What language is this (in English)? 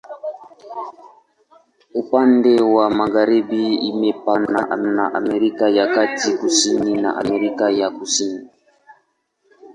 Swahili